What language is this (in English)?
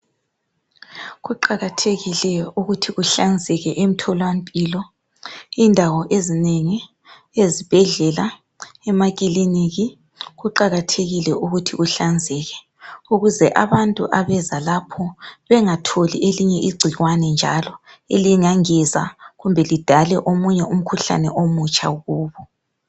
North Ndebele